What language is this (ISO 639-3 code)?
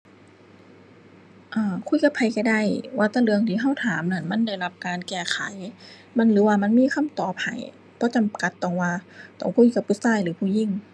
tha